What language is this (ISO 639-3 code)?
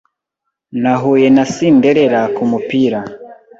kin